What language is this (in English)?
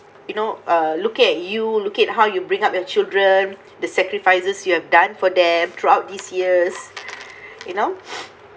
English